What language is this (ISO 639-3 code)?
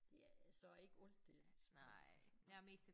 dan